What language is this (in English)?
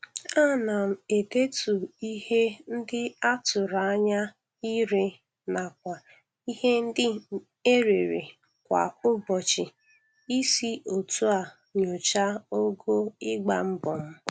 Igbo